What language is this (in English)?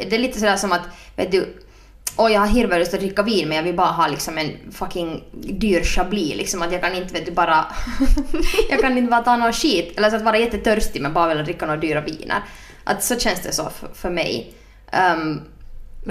Swedish